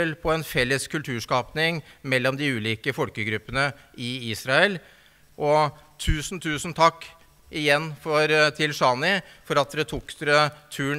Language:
Norwegian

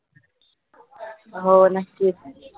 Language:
Marathi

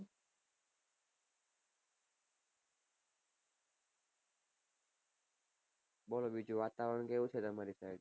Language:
Gujarati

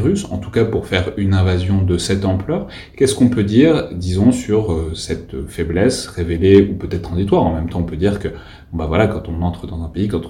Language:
French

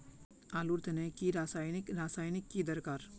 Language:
Magahi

